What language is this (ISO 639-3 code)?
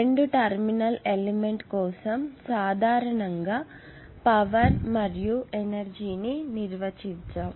tel